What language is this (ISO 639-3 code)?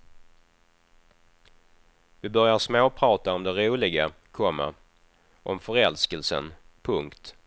swe